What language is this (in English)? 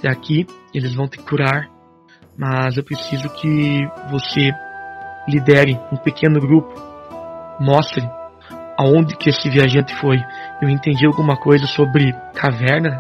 Portuguese